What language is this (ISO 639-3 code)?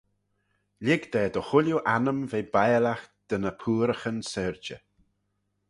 glv